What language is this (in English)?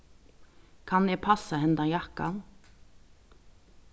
Faroese